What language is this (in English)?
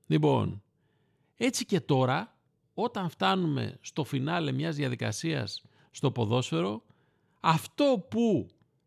Greek